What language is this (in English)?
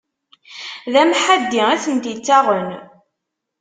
Kabyle